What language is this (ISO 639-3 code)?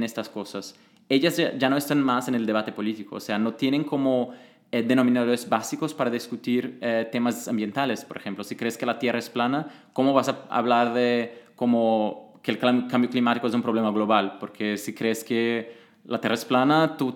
spa